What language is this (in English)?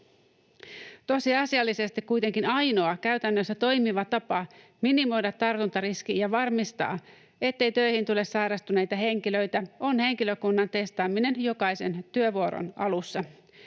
Finnish